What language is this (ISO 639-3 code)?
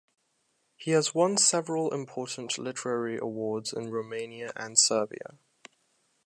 eng